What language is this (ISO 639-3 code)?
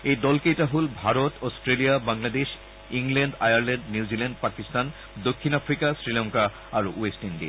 asm